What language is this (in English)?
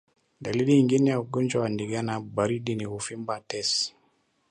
Swahili